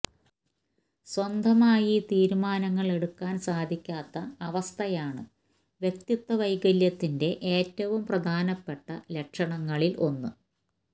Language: Malayalam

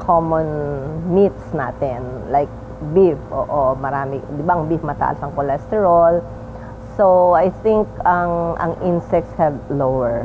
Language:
Filipino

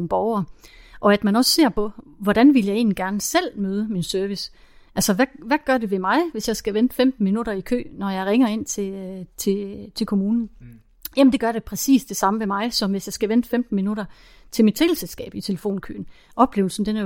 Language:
Danish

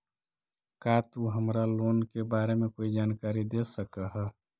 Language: Magahi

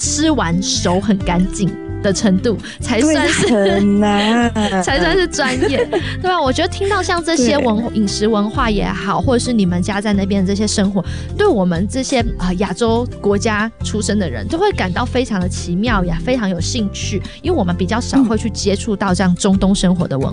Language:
Chinese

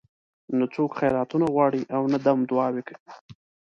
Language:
Pashto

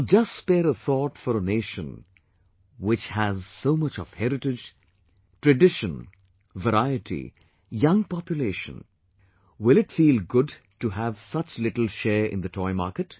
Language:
English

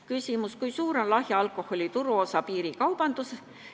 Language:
Estonian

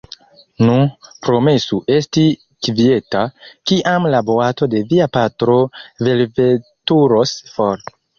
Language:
Esperanto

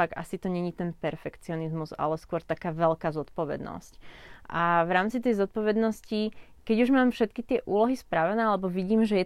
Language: Slovak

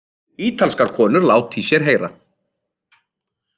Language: Icelandic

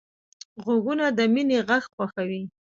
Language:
Pashto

